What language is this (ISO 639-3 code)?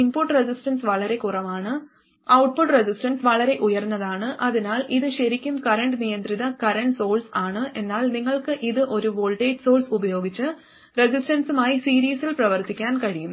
mal